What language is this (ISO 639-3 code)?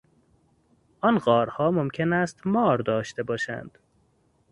fas